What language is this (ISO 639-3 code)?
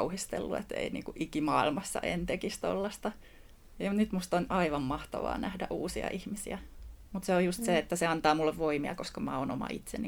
fin